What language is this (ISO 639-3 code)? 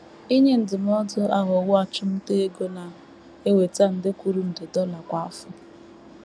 ibo